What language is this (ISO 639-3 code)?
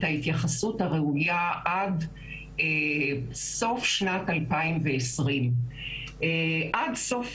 heb